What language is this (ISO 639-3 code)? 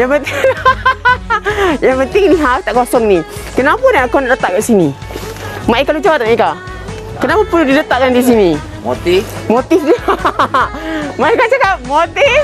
msa